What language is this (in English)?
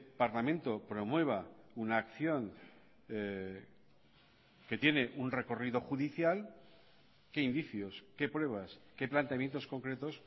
Spanish